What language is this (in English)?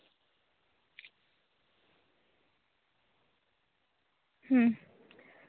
Santali